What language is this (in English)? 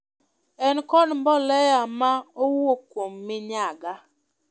Luo (Kenya and Tanzania)